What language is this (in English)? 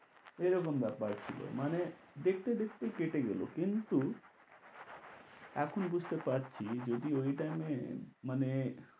Bangla